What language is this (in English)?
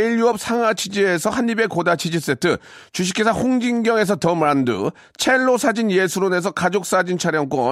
Korean